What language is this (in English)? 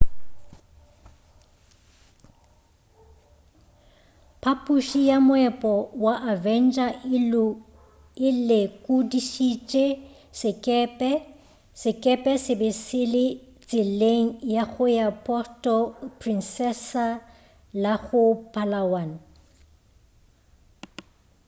Northern Sotho